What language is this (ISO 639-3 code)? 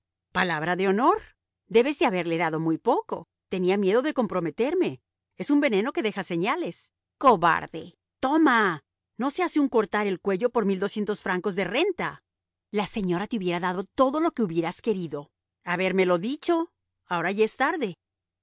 spa